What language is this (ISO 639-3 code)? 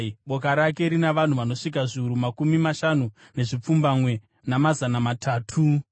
sna